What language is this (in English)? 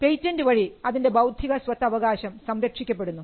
Malayalam